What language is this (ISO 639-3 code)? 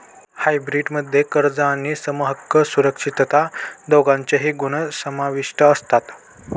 mar